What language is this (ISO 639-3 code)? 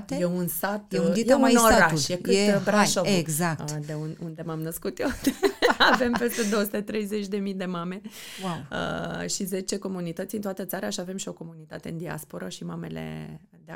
ron